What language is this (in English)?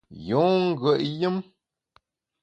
Bamun